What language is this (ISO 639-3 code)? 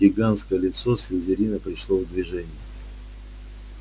rus